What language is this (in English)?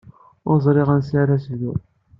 Kabyle